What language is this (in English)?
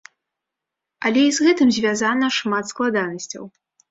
Belarusian